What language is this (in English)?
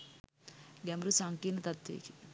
Sinhala